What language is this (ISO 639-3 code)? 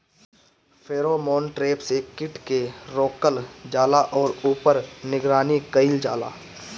bho